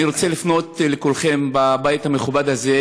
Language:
Hebrew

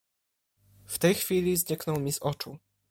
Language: Polish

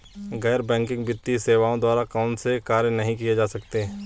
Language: Hindi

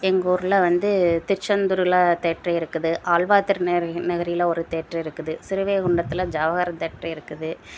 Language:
Tamil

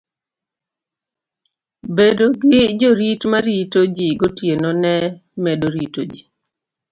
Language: Luo (Kenya and Tanzania)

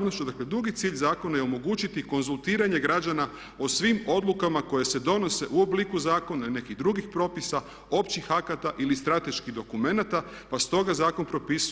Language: Croatian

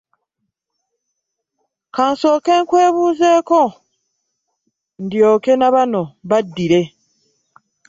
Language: Ganda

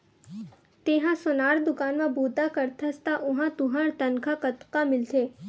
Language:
Chhattisgarhi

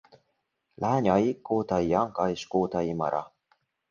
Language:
Hungarian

